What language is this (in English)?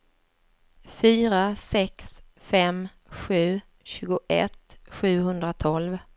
Swedish